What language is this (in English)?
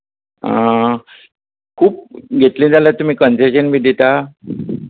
Konkani